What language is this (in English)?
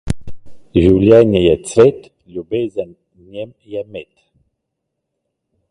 Slovenian